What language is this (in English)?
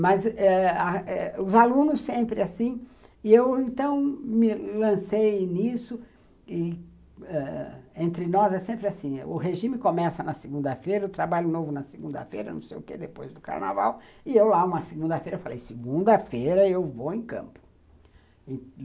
Portuguese